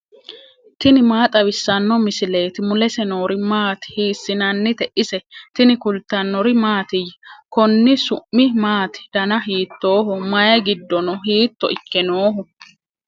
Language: Sidamo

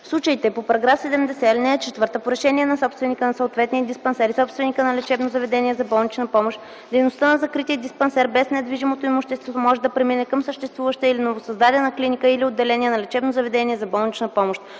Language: Bulgarian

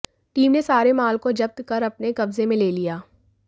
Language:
Hindi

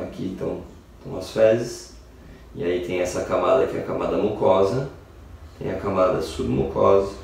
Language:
Portuguese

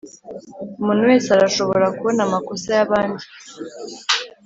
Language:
Kinyarwanda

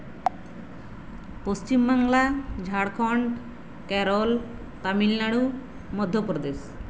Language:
Santali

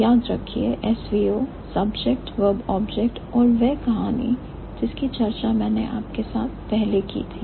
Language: Hindi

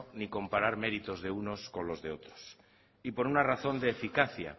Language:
Spanish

